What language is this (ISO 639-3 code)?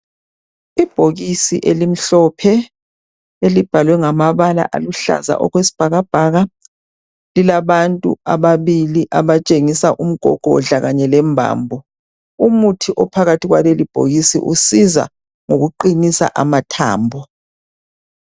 nde